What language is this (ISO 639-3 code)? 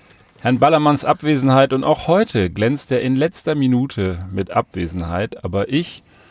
deu